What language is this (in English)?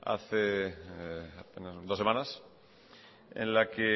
Spanish